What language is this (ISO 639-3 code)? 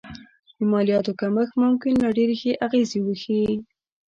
pus